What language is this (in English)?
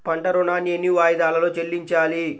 Telugu